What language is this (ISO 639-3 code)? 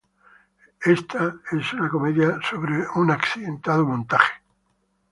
spa